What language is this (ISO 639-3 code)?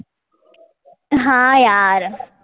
guj